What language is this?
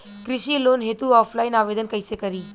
Bhojpuri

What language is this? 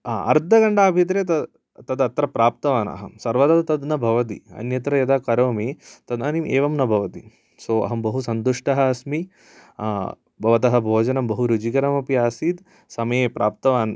Sanskrit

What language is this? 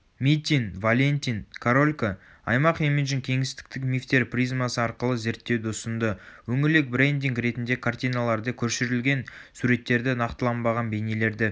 Kazakh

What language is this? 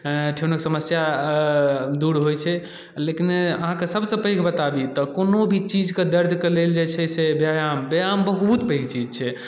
Maithili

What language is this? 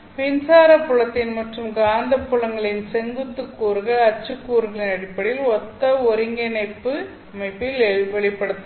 Tamil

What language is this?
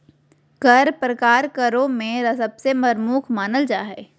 Magahi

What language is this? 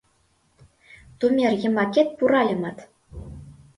Mari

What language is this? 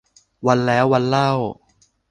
Thai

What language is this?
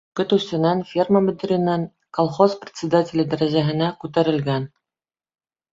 Bashkir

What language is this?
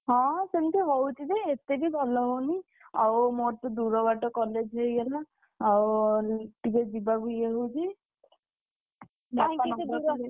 Odia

